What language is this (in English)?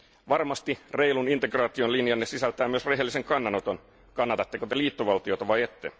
Finnish